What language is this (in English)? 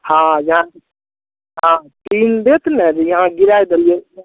Maithili